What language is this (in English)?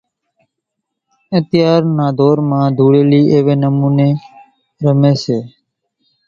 Kachi Koli